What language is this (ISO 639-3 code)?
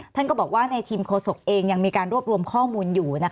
tha